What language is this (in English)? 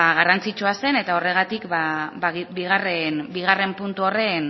Basque